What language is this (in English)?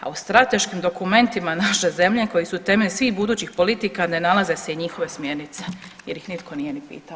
Croatian